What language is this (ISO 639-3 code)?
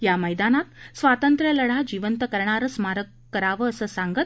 mar